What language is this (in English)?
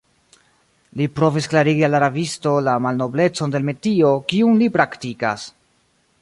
Esperanto